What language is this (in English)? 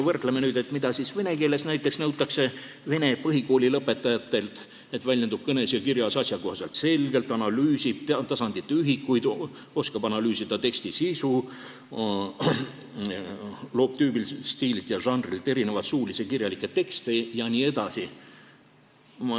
Estonian